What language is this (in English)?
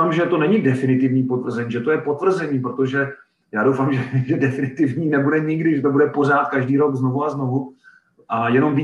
Czech